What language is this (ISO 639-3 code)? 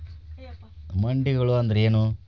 kan